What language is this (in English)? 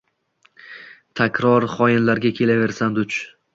Uzbek